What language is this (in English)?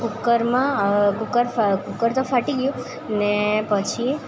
Gujarati